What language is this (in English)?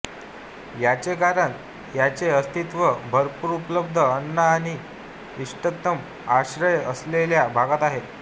Marathi